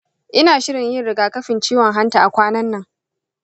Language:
Hausa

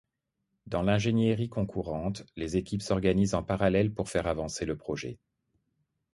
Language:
French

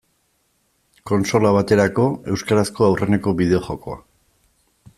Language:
Basque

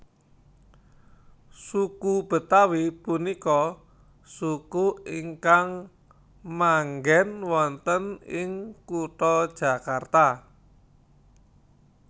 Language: Javanese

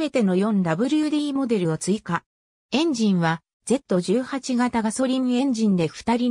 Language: Japanese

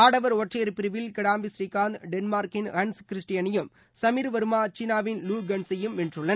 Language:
Tamil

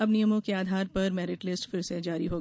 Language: Hindi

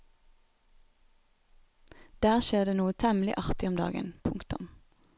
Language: Norwegian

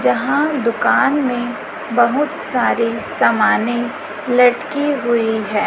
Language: Hindi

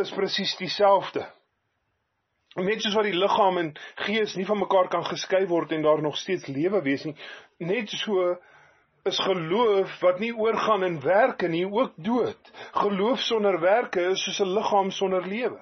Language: Dutch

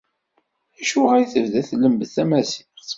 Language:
Kabyle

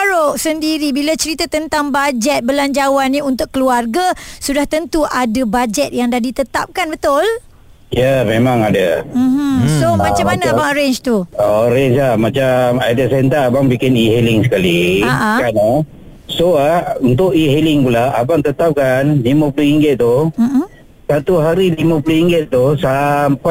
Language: Malay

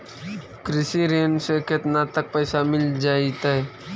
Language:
Magahi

